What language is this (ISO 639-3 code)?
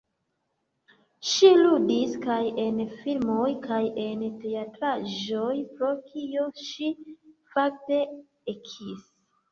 epo